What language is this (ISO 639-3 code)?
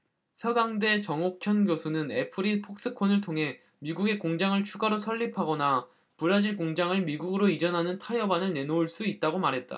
kor